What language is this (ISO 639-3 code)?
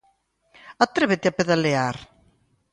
glg